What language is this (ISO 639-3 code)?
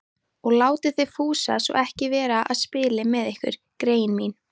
isl